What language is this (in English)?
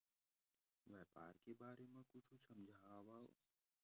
Chhattisgarhi